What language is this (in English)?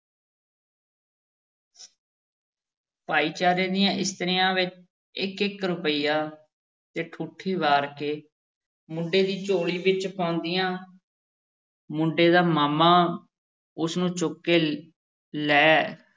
Punjabi